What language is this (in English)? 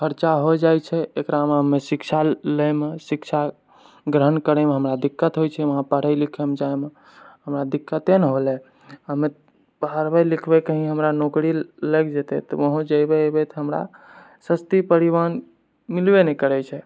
Maithili